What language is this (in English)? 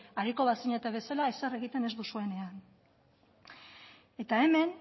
Basque